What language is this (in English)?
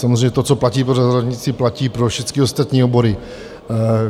Czech